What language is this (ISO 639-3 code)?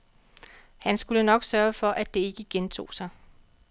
dan